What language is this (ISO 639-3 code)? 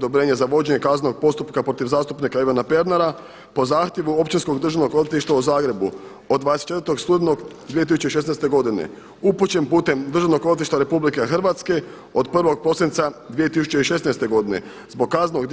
hrv